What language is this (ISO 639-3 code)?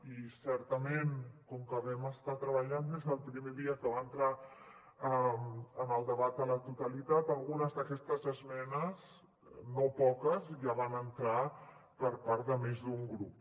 cat